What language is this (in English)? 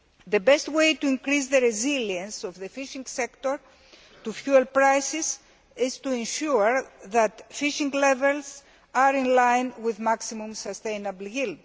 English